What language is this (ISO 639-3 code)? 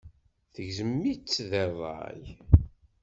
kab